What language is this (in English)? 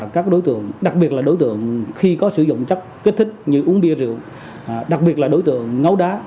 Vietnamese